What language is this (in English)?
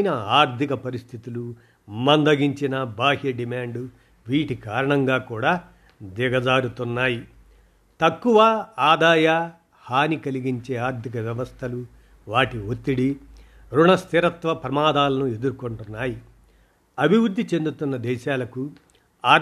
Telugu